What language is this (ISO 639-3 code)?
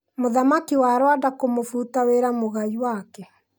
kik